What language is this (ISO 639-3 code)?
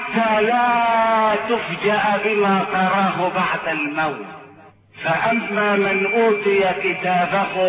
ara